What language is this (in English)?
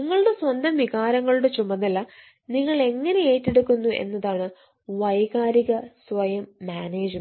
Malayalam